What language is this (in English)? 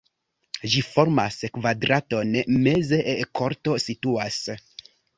Esperanto